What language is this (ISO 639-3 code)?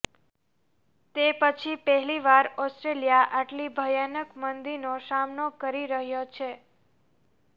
guj